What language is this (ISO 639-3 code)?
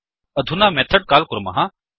san